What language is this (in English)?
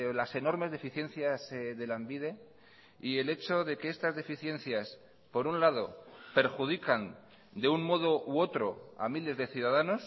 Spanish